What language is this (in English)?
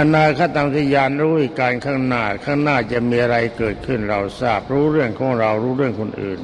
Thai